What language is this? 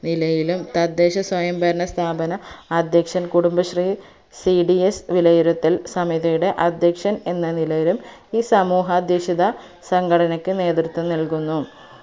Malayalam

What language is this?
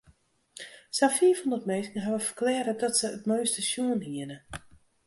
Western Frisian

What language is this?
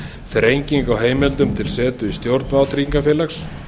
Icelandic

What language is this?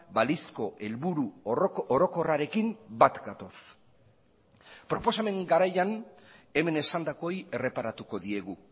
Basque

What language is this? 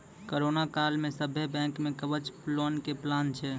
Maithili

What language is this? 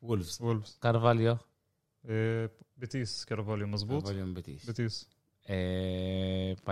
Arabic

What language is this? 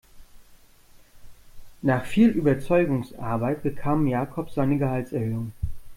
German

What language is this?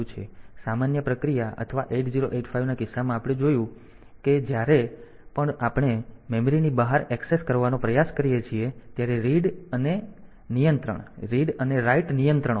Gujarati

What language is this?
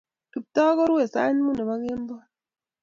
Kalenjin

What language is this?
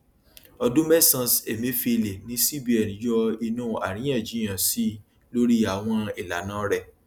Yoruba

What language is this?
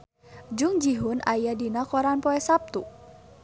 Sundanese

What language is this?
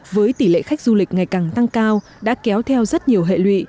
Vietnamese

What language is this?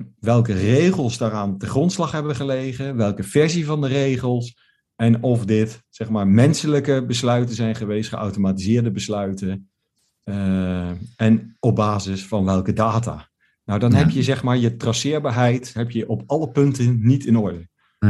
Dutch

